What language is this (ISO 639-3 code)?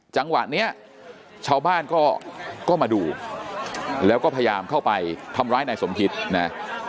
tha